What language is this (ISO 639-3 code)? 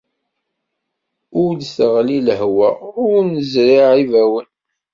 kab